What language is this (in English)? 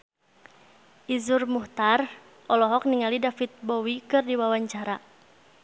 Sundanese